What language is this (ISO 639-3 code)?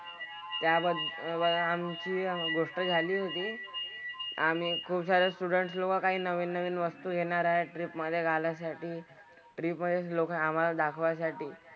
mar